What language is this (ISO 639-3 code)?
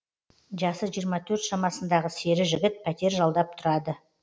kaz